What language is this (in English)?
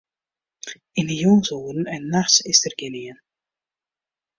Western Frisian